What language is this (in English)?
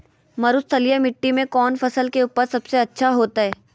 Magahi